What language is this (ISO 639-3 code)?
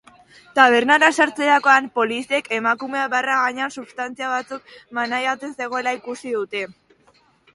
eus